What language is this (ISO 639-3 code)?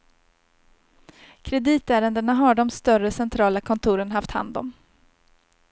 swe